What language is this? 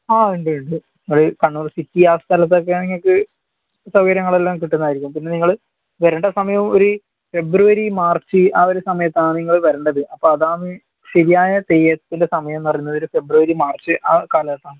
Malayalam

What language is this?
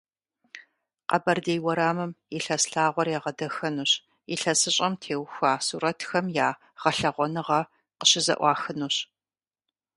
Kabardian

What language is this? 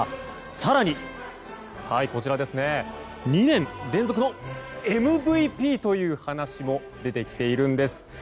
Japanese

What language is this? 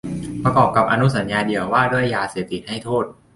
Thai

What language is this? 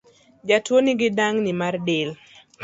Luo (Kenya and Tanzania)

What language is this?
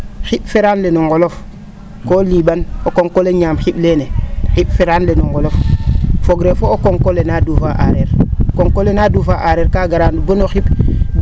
Serer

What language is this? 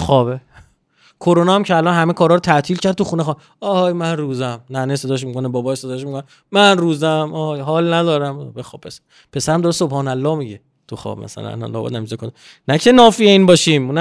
Persian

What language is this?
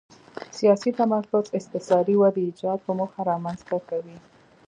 Pashto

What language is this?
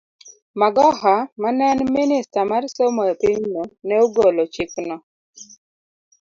Luo (Kenya and Tanzania)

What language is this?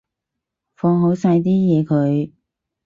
Cantonese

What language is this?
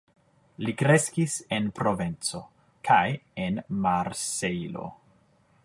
Esperanto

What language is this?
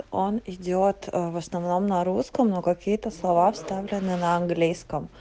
Russian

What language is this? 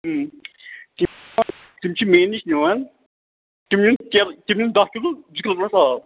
Kashmiri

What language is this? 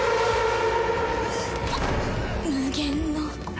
Japanese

